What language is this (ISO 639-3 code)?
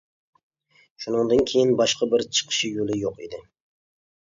uig